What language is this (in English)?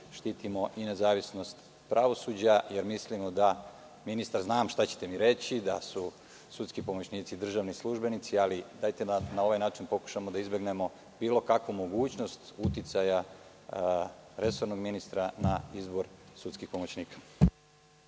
Serbian